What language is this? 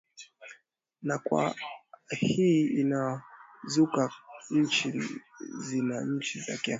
Swahili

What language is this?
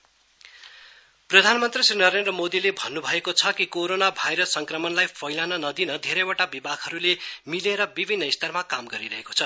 Nepali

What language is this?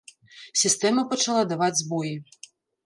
Belarusian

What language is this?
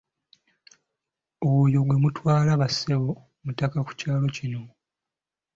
Ganda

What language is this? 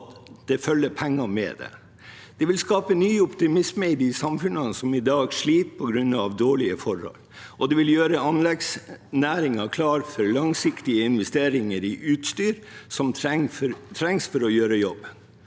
Norwegian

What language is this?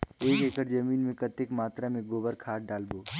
Chhattisgarhi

